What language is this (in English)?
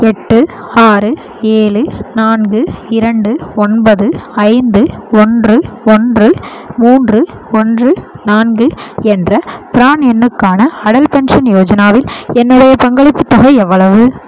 Tamil